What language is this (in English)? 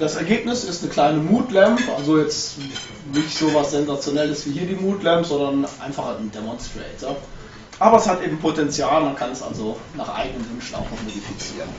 German